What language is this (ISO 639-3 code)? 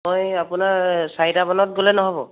asm